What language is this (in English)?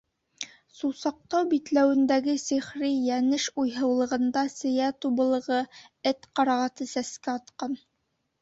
Bashkir